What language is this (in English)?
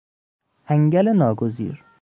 Persian